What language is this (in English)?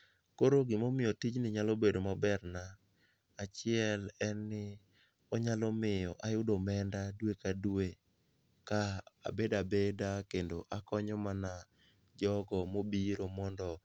Luo (Kenya and Tanzania)